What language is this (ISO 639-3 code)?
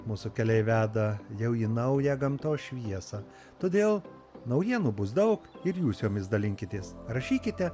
lit